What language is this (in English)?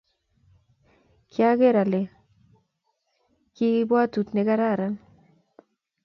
Kalenjin